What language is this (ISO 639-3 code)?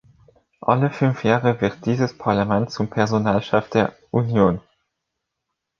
deu